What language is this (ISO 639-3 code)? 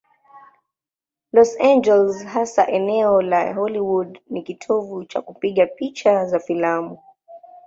swa